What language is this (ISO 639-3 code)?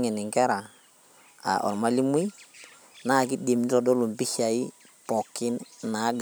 mas